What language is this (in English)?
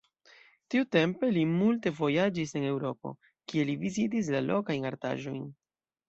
Esperanto